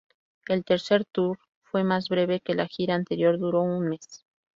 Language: Spanish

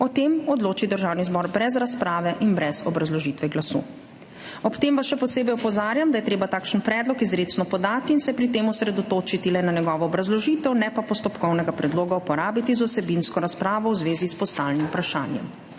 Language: Slovenian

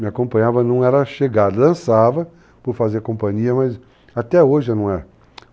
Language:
Portuguese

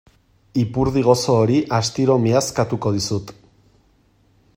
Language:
Basque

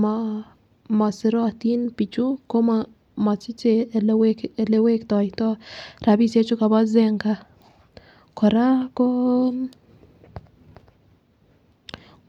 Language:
Kalenjin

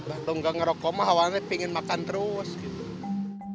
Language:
Indonesian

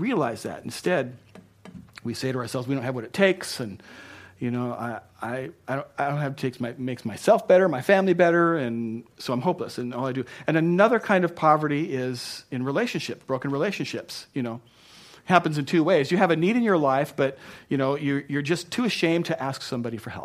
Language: English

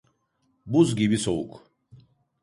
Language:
Turkish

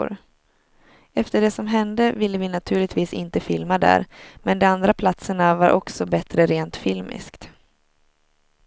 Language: Swedish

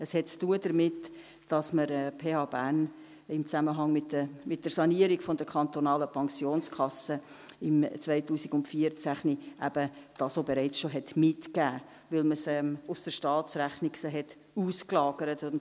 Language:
Swiss German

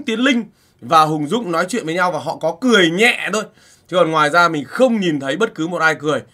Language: Vietnamese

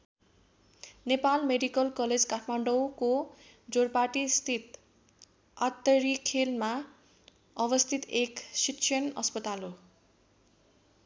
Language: Nepali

